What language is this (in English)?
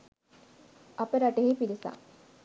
Sinhala